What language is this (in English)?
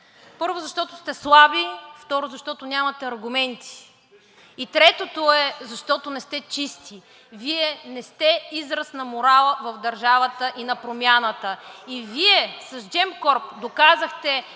Bulgarian